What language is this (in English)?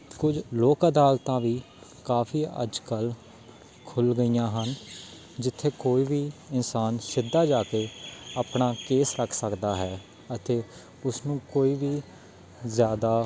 Punjabi